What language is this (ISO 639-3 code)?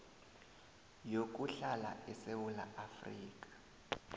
nbl